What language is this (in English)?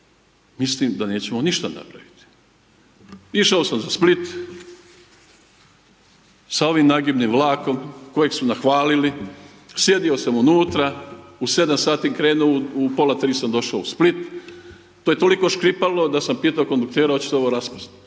Croatian